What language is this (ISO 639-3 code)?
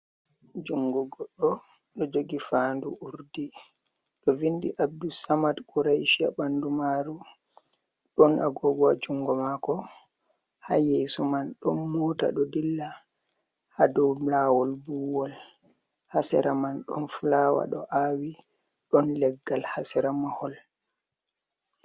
ful